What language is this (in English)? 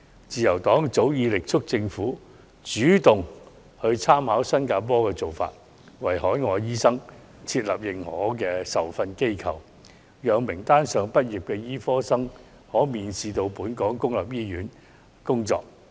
Cantonese